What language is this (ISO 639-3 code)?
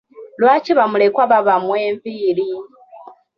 lug